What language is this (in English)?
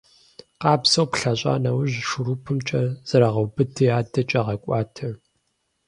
Kabardian